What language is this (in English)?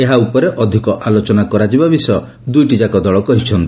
Odia